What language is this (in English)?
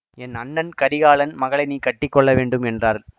Tamil